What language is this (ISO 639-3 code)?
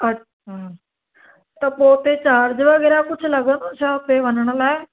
snd